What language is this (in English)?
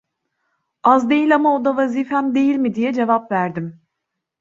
Turkish